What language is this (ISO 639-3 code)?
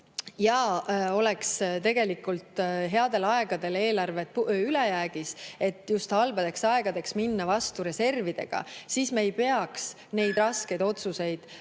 est